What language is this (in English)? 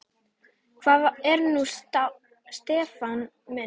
Icelandic